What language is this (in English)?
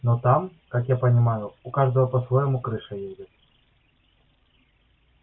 Russian